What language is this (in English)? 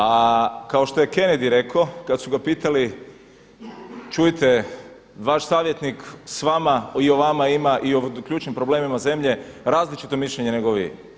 Croatian